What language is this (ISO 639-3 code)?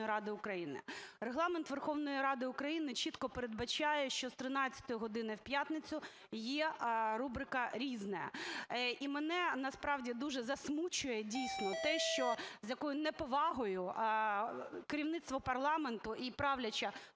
ukr